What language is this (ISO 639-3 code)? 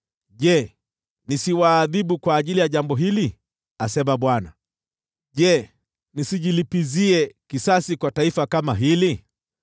swa